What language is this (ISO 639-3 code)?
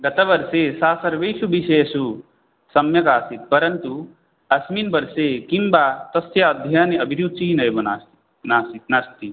san